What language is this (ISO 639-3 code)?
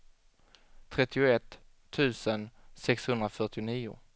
swe